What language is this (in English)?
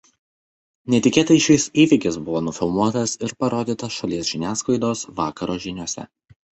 Lithuanian